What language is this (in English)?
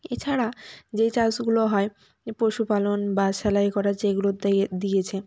Bangla